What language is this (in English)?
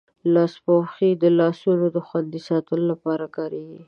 Pashto